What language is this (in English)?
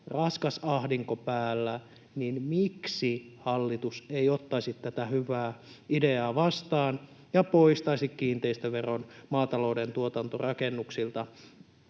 Finnish